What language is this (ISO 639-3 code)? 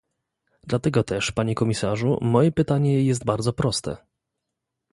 pol